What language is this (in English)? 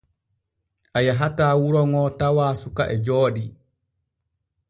Borgu Fulfulde